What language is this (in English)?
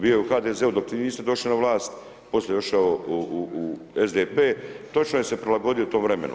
Croatian